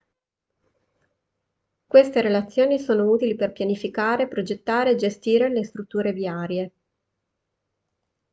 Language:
Italian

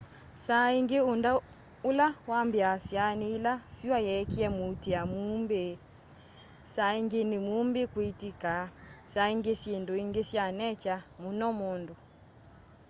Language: Kamba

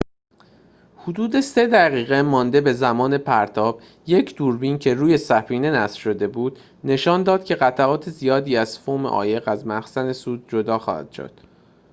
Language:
Persian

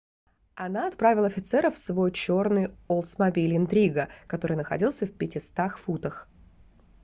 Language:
Russian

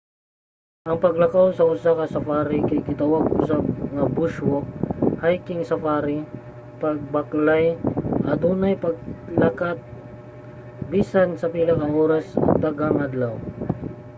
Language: Cebuano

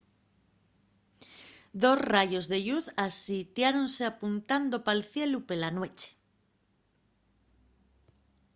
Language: Asturian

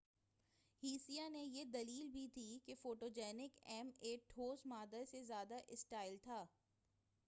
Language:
Urdu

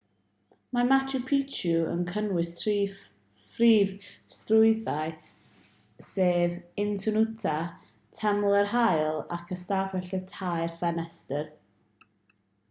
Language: Welsh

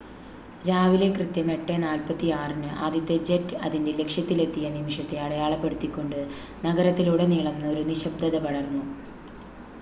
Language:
Malayalam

